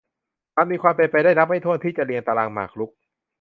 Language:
Thai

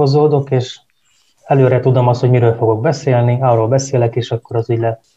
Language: Hungarian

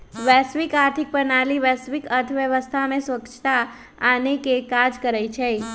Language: Magahi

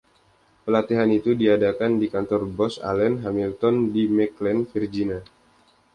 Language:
Indonesian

